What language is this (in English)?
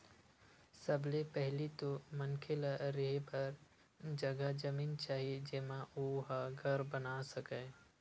Chhattisgarhi